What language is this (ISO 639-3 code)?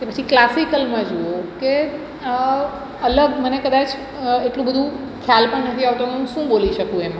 guj